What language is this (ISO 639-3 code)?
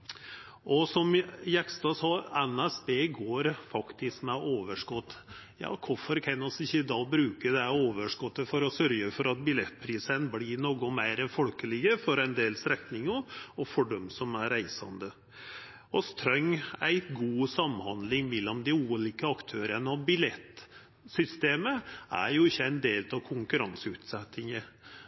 nno